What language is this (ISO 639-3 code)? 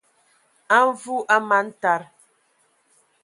ewo